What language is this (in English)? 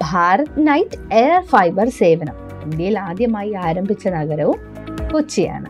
Malayalam